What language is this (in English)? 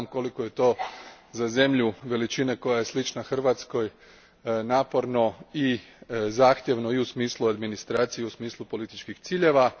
Croatian